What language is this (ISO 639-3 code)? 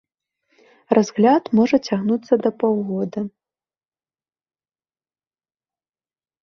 bel